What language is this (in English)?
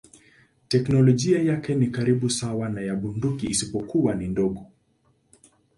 Swahili